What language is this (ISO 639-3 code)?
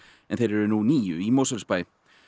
isl